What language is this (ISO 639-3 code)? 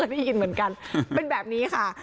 tha